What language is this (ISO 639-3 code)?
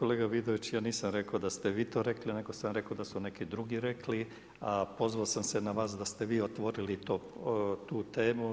hrv